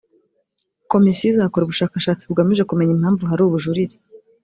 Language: Kinyarwanda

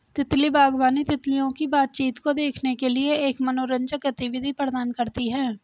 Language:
Hindi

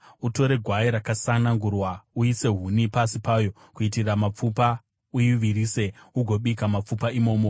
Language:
Shona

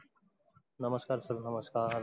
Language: Marathi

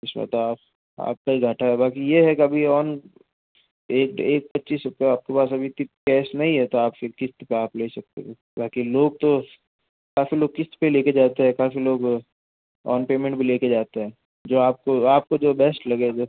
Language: Hindi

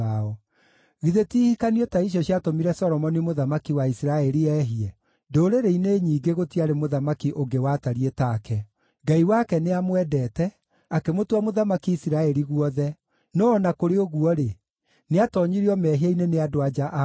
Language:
Kikuyu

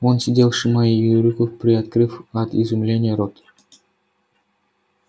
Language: Russian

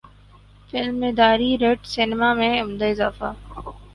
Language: Urdu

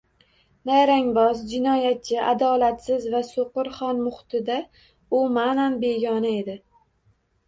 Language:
Uzbek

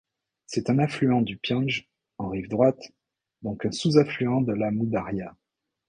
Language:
French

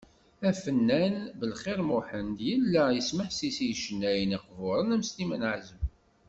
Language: Kabyle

